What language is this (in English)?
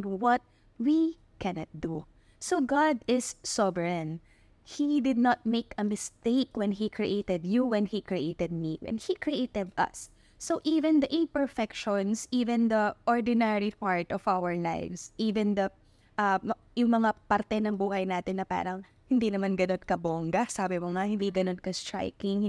Filipino